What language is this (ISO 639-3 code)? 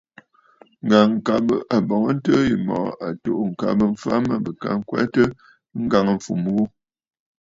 bfd